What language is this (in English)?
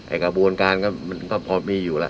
Thai